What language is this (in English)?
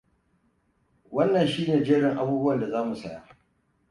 Hausa